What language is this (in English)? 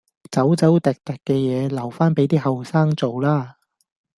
Cantonese